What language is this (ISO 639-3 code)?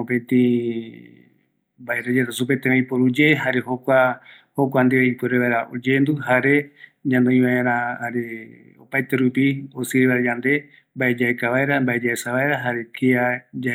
gui